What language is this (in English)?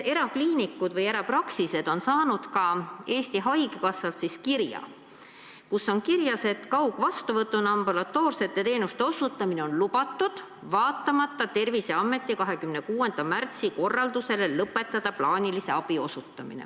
Estonian